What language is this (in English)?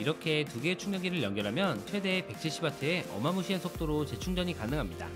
Korean